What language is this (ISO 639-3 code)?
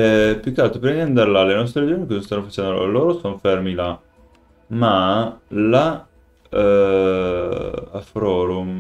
ita